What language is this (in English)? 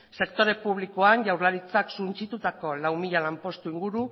Basque